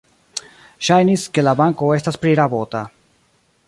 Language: Esperanto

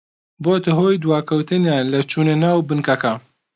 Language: Central Kurdish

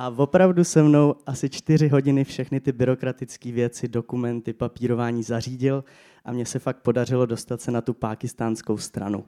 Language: Czech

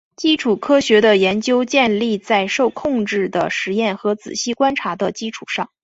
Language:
Chinese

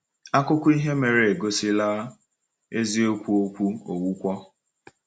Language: Igbo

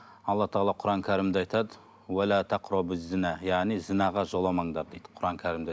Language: Kazakh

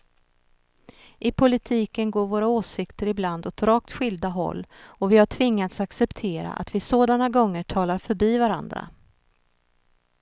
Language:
Swedish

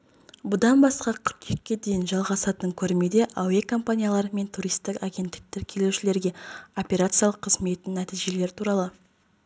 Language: Kazakh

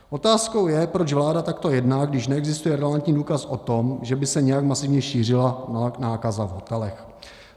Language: Czech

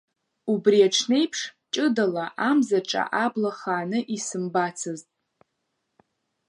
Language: Abkhazian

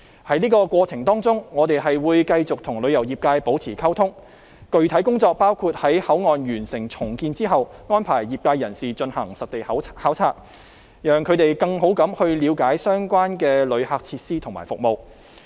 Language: Cantonese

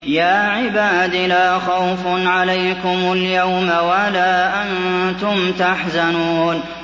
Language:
Arabic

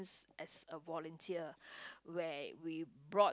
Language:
English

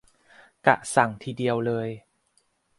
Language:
Thai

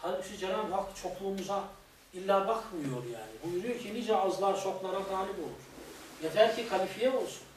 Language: Turkish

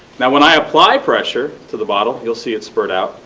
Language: English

